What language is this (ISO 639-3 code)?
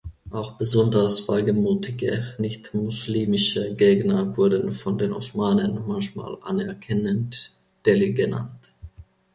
deu